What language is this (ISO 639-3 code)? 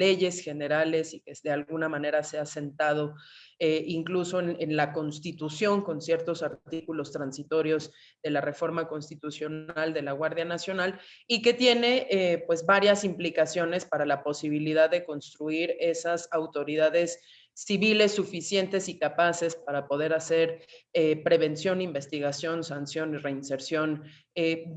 spa